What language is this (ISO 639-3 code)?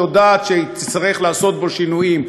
heb